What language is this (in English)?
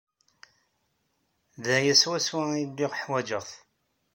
Kabyle